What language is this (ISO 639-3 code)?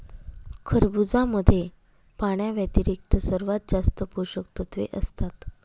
mar